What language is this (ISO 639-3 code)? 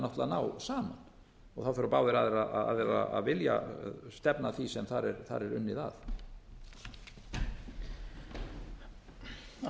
isl